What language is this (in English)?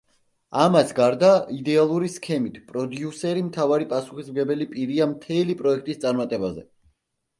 Georgian